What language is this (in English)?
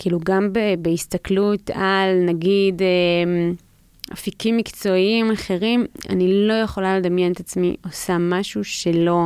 Hebrew